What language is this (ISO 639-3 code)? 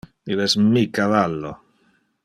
ina